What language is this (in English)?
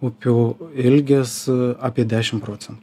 Lithuanian